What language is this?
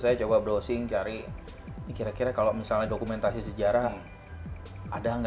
Indonesian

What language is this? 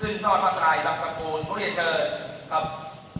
Thai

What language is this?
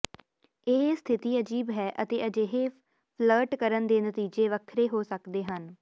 Punjabi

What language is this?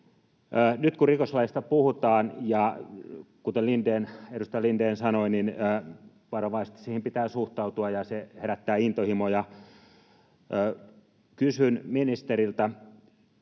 Finnish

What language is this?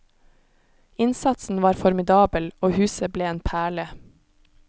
Norwegian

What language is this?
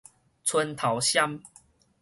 Min Nan Chinese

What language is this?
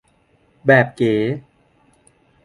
Thai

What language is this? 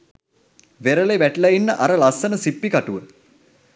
Sinhala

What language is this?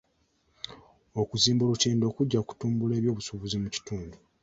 Ganda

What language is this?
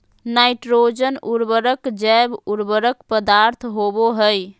Magahi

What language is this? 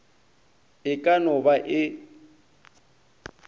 Northern Sotho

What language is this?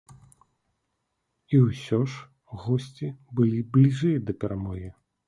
Belarusian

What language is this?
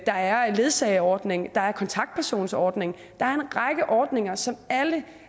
Danish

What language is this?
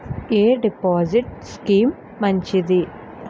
Telugu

